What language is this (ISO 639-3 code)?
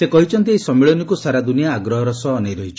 ori